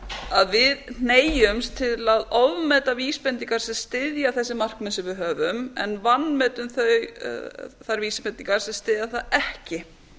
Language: Icelandic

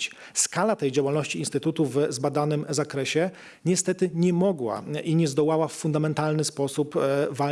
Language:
Polish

